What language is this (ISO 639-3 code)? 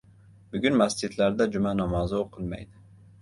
uzb